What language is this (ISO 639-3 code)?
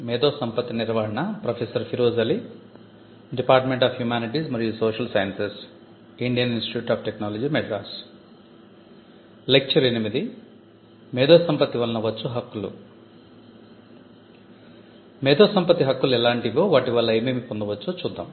tel